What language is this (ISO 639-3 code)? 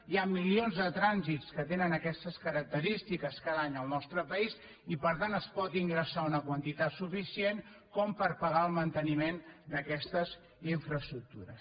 cat